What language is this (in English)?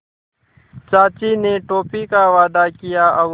Hindi